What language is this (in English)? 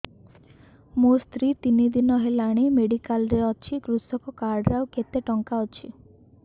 Odia